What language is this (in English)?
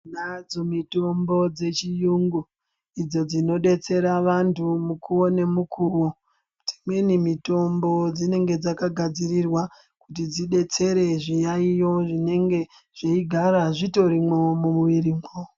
Ndau